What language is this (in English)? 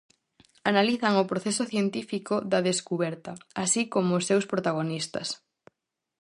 Galician